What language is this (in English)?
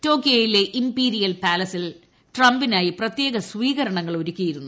Malayalam